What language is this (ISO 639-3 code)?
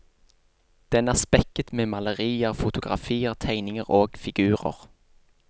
nor